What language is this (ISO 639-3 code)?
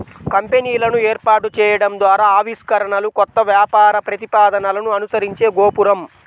tel